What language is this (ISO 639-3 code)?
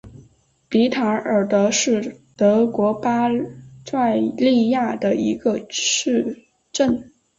zho